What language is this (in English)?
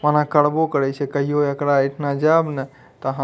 Maithili